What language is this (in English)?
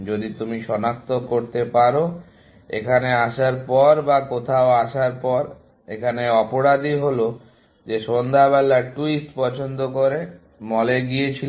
Bangla